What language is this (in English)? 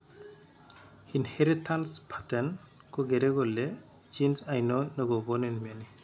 Kalenjin